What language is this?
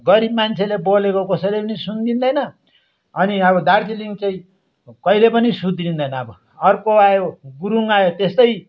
Nepali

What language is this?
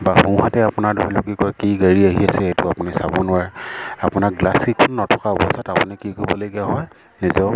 Assamese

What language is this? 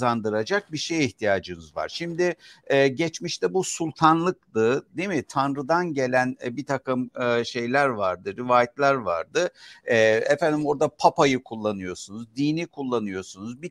Turkish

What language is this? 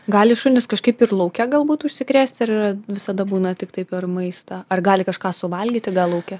Lithuanian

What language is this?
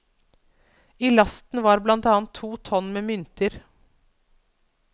Norwegian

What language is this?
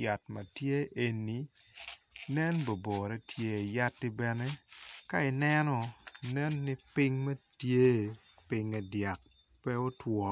Acoli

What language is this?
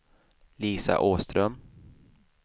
Swedish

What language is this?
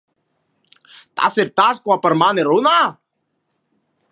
Latvian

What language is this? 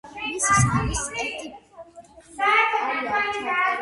Georgian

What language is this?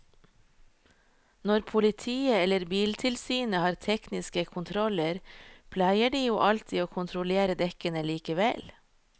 Norwegian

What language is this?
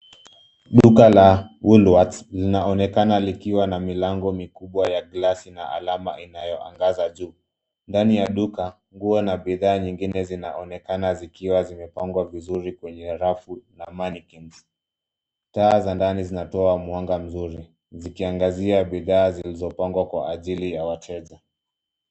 Swahili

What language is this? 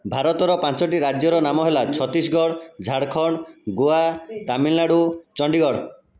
Odia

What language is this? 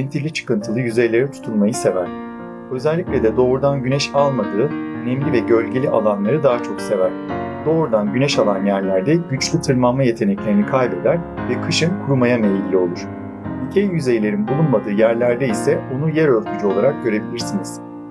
Turkish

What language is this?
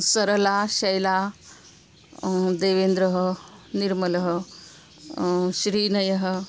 Sanskrit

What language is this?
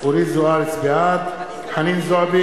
Hebrew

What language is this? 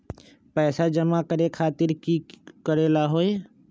Magahi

